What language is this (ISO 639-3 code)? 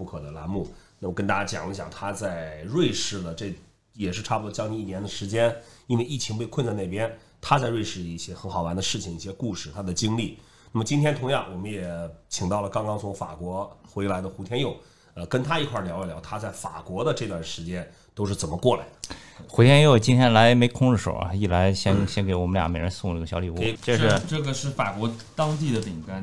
zho